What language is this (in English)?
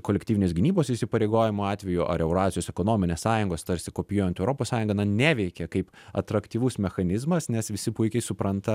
Lithuanian